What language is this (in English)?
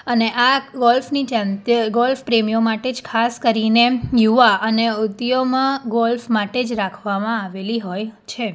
Gujarati